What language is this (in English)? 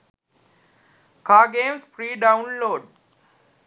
Sinhala